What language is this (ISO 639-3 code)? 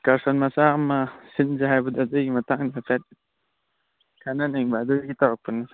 mni